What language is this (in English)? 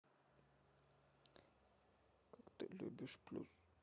Russian